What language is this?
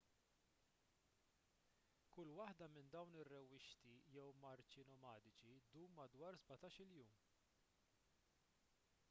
Maltese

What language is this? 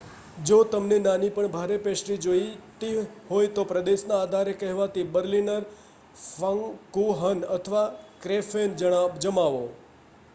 Gujarati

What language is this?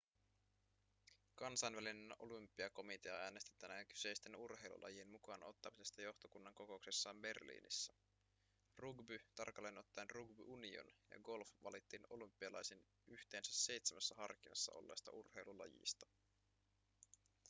Finnish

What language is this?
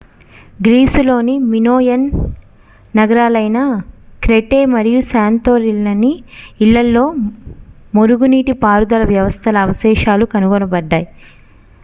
Telugu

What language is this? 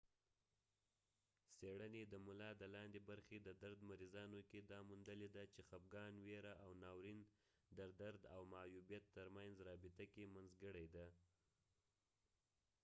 Pashto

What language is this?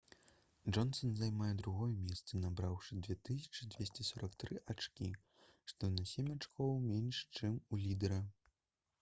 Belarusian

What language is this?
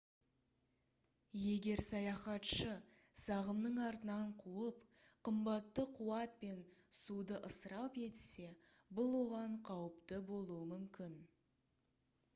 Kazakh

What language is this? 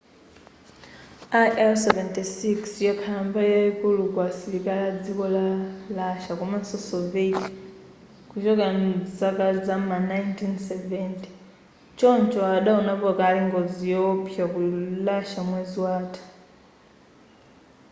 Nyanja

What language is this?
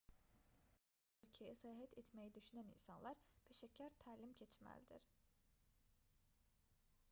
Azerbaijani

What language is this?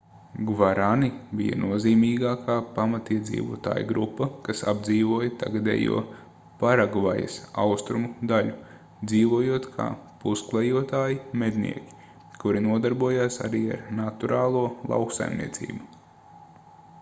Latvian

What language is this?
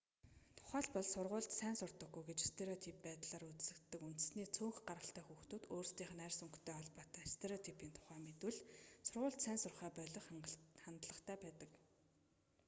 Mongolian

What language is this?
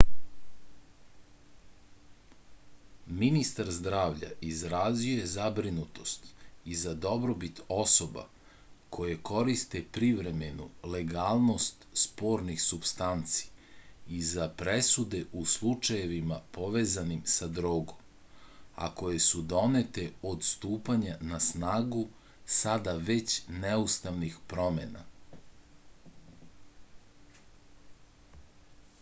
Serbian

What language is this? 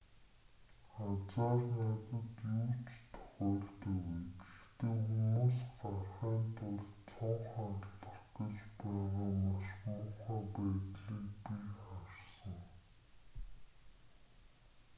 Mongolian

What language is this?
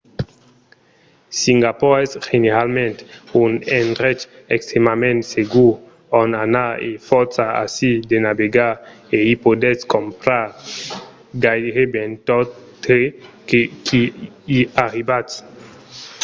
Occitan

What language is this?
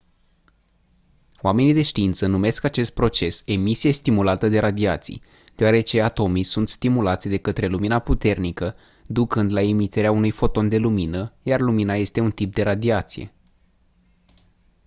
Romanian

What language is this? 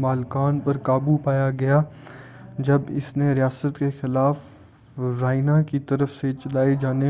Urdu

